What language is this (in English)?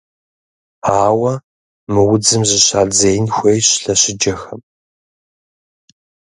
Kabardian